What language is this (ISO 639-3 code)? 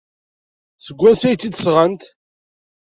kab